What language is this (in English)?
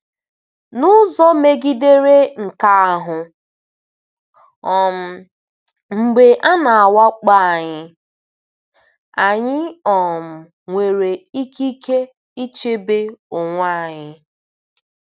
Igbo